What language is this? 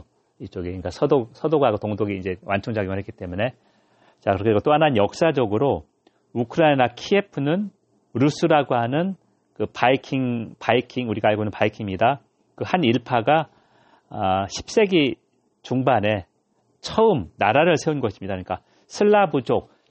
Korean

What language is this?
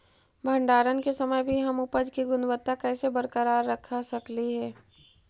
Magahi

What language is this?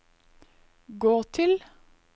Norwegian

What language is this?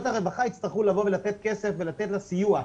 Hebrew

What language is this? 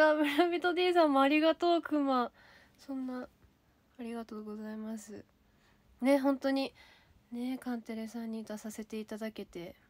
Japanese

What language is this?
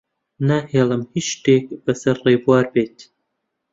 Central Kurdish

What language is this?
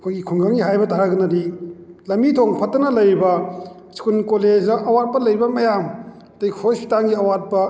Manipuri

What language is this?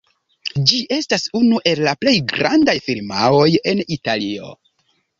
Esperanto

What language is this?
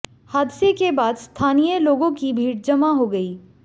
Hindi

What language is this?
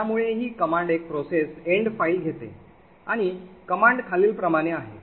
Marathi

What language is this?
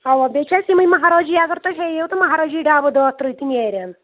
Kashmiri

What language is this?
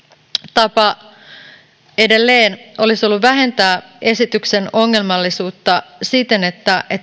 Finnish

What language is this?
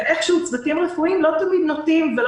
Hebrew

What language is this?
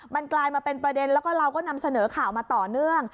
Thai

